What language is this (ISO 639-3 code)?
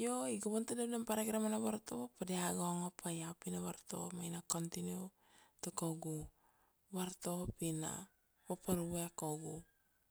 ksd